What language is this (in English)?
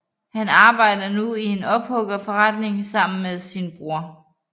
Danish